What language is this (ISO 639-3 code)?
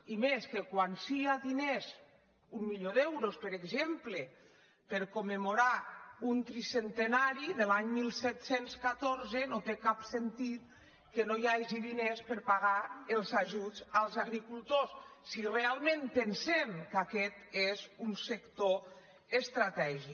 cat